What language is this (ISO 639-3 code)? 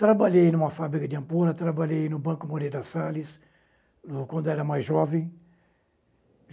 por